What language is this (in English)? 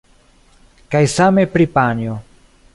Esperanto